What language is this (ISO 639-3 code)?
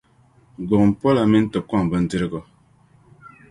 dag